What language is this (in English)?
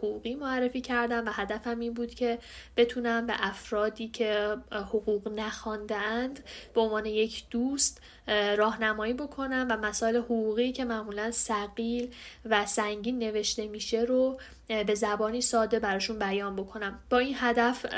Persian